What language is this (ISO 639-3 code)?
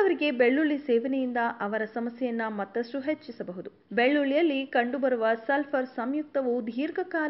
ron